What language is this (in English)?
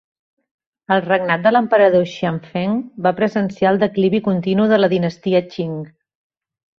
Catalan